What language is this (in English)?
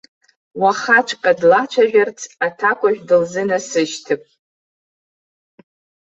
Abkhazian